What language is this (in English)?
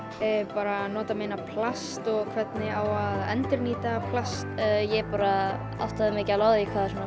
Icelandic